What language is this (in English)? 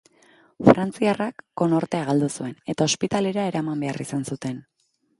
Basque